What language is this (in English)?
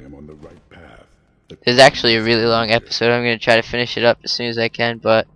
English